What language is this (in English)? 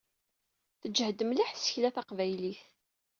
Kabyle